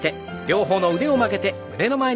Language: Japanese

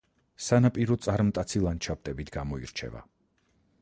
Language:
Georgian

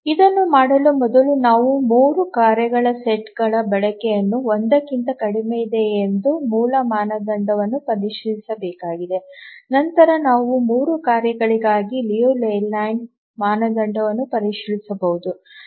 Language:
Kannada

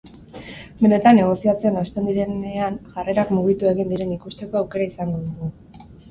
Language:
Basque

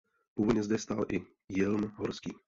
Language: Czech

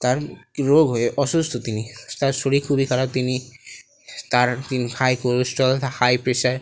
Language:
Bangla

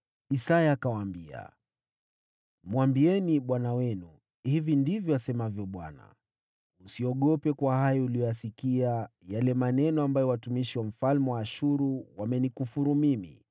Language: Swahili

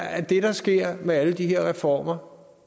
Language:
Danish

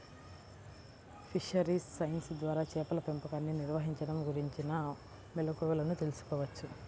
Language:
Telugu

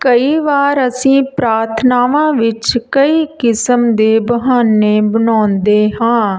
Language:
Punjabi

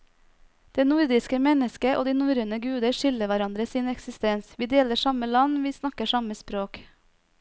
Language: Norwegian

